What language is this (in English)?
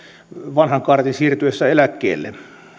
Finnish